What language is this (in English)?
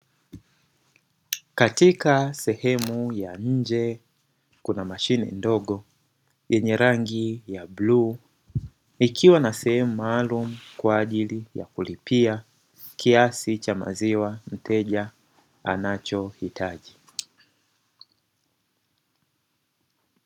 Swahili